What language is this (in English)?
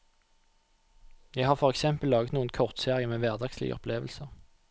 Norwegian